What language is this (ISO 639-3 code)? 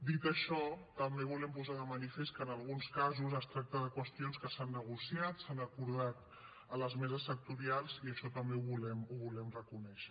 cat